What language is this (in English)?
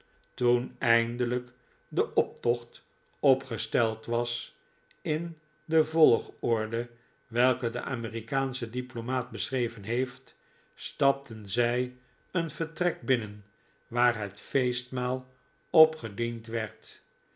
Dutch